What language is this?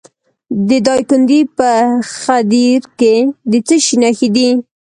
Pashto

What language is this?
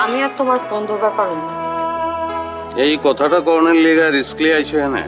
Romanian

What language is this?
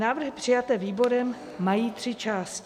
Czech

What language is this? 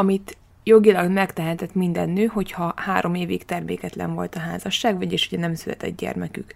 Hungarian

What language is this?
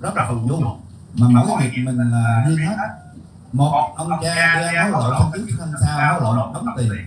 Vietnamese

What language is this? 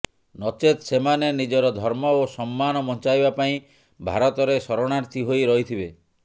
Odia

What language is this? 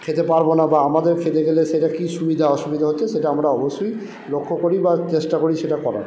Bangla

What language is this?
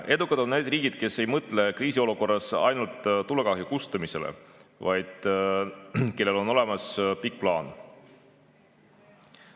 Estonian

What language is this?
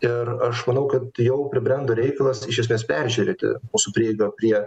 Lithuanian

